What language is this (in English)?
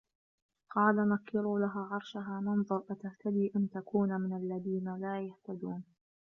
Arabic